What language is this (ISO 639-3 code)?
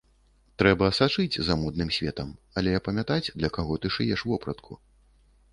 bel